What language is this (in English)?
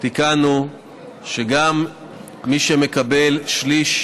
Hebrew